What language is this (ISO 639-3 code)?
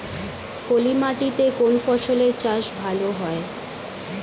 ben